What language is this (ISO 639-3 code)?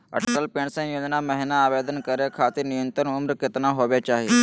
mag